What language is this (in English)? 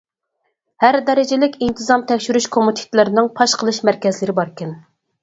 Uyghur